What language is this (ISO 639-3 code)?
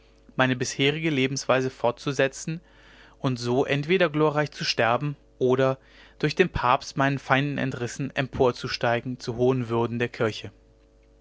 deu